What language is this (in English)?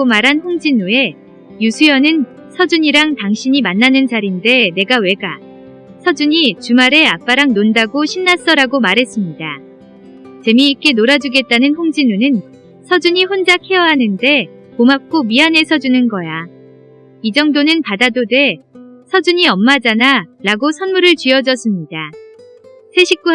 Korean